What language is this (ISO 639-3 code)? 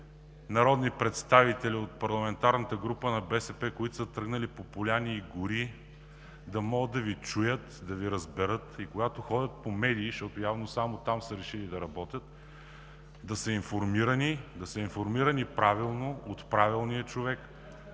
bul